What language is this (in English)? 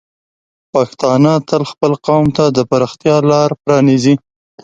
Pashto